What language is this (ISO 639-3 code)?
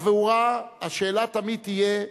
heb